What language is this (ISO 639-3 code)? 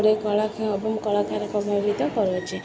ori